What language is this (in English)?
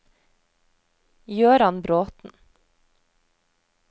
Norwegian